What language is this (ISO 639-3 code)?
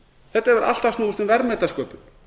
isl